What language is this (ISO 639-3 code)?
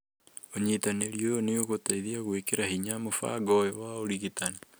kik